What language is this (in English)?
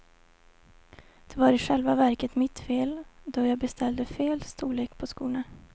Swedish